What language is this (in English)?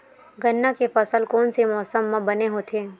Chhattisgarhi